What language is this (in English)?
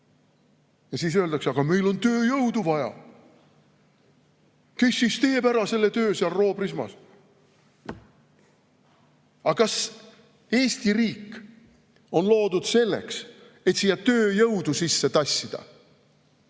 Estonian